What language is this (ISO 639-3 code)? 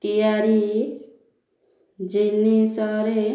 ori